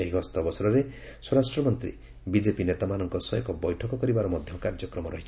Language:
Odia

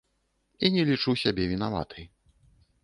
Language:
Belarusian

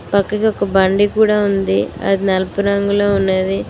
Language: Telugu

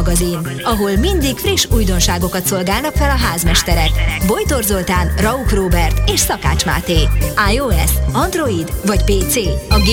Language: Hungarian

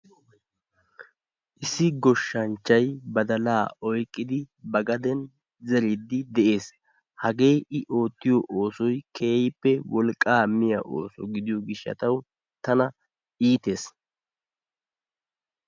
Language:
Wolaytta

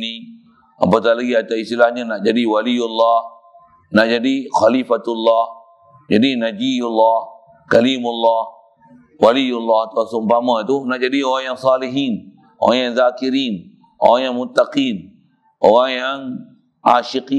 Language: Malay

